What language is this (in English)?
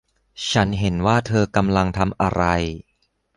Thai